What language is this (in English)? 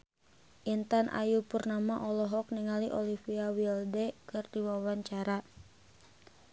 Sundanese